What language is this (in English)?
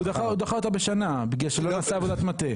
Hebrew